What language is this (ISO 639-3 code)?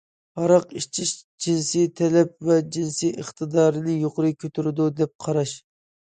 uig